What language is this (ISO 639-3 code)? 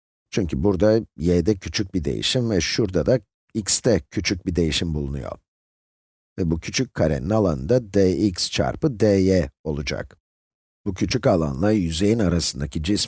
tur